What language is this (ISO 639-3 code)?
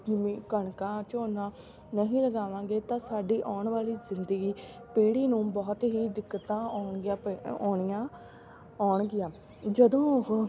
pan